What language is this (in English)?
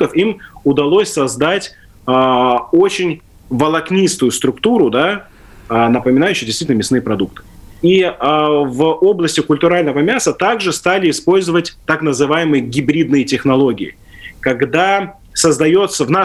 Russian